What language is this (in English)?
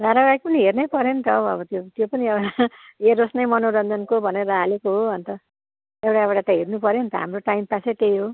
Nepali